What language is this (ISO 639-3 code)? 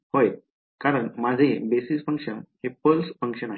mar